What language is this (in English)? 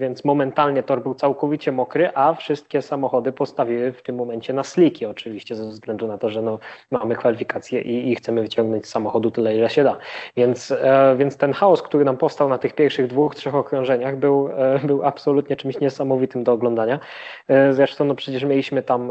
Polish